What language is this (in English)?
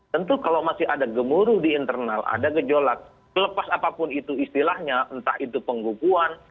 Indonesian